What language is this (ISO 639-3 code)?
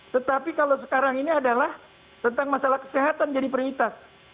ind